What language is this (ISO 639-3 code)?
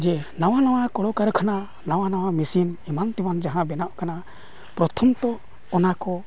sat